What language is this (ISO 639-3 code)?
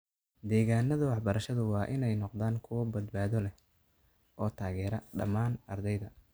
som